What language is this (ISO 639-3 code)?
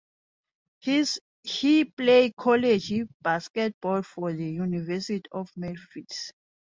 eng